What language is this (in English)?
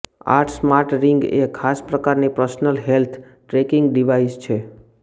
Gujarati